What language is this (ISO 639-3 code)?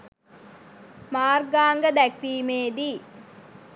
sin